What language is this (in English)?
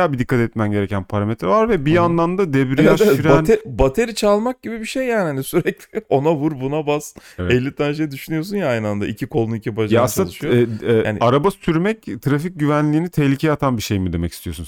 Turkish